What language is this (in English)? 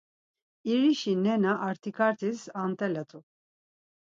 Laz